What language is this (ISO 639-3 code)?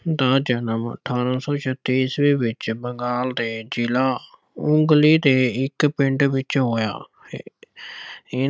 pan